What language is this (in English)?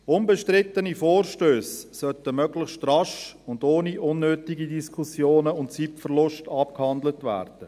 Swiss German